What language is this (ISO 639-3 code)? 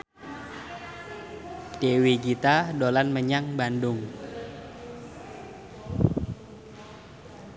jav